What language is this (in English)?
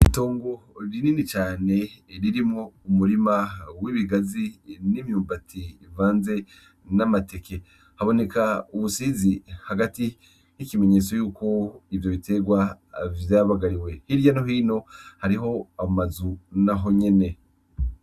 Rundi